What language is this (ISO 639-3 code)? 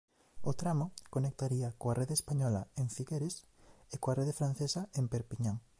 glg